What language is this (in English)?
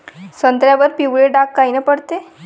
Marathi